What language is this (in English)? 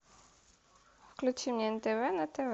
Russian